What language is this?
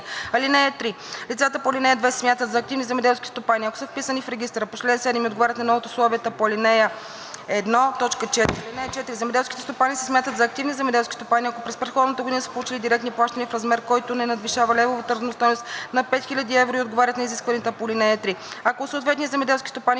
Bulgarian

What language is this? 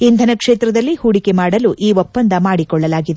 Kannada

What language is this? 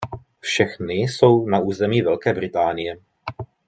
Czech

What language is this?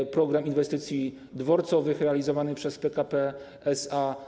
Polish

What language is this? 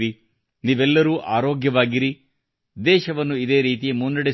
Kannada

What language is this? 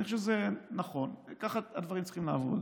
Hebrew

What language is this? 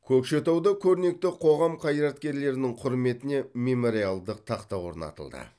Kazakh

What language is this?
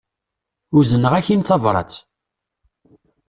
Kabyle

